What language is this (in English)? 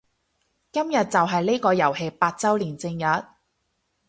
Cantonese